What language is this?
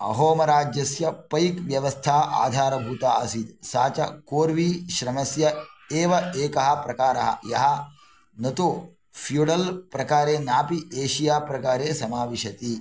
Sanskrit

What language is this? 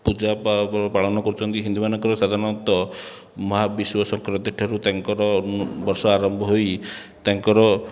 Odia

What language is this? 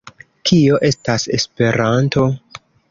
Esperanto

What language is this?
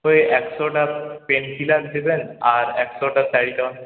Bangla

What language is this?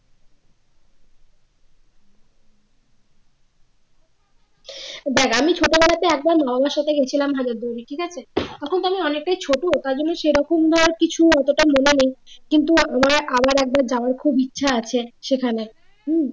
Bangla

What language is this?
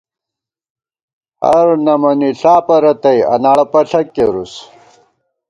Gawar-Bati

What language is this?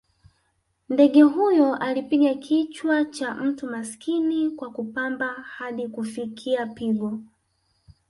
Swahili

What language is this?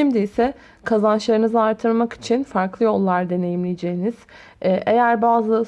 Turkish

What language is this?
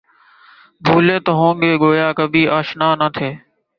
Urdu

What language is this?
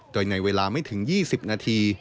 Thai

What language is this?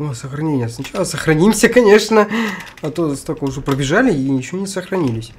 Russian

